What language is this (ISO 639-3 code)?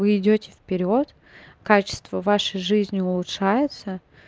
rus